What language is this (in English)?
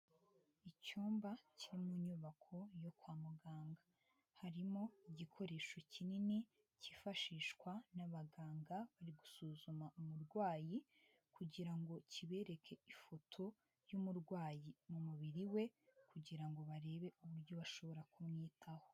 Kinyarwanda